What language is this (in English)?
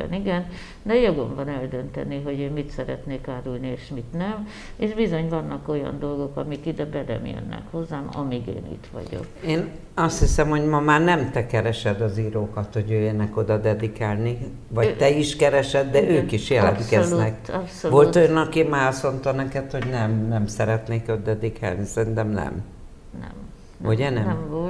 Hungarian